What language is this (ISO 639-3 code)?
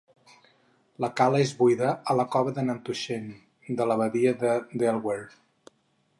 cat